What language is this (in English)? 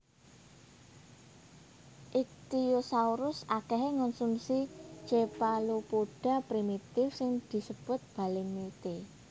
Javanese